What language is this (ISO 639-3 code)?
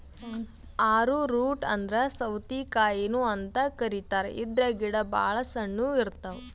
kan